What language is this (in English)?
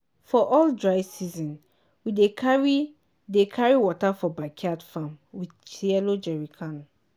Nigerian Pidgin